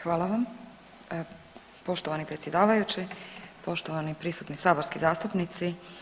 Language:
Croatian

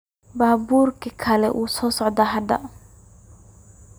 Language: Somali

